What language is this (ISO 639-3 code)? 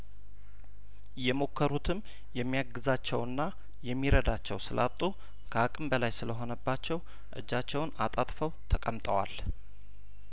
amh